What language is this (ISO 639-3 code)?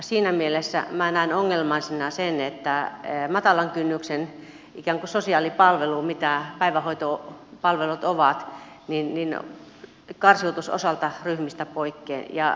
fin